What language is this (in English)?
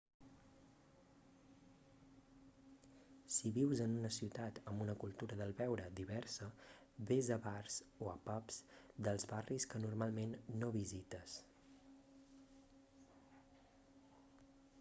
Catalan